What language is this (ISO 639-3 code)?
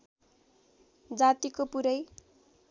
nep